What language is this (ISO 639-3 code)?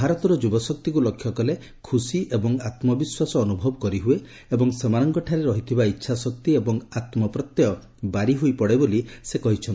ori